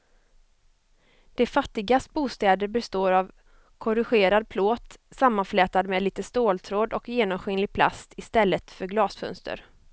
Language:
Swedish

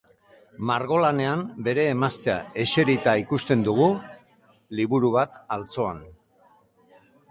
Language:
Basque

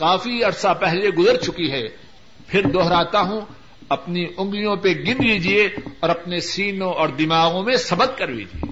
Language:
Urdu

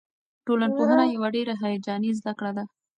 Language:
Pashto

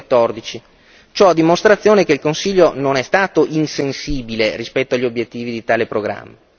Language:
Italian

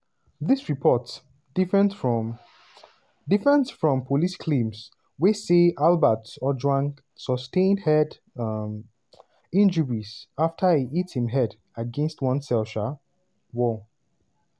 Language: Nigerian Pidgin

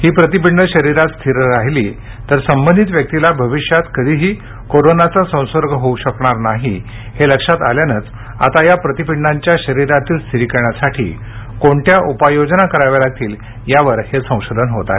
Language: Marathi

